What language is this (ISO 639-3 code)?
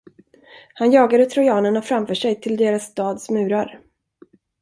swe